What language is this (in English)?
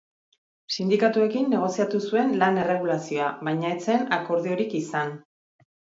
Basque